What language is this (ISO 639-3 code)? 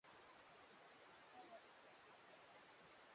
swa